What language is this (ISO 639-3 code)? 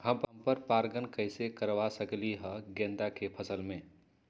mag